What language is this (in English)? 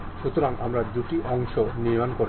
Bangla